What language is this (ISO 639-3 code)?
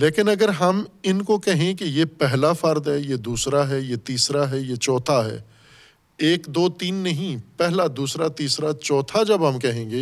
urd